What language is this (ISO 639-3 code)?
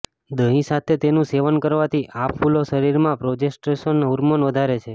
guj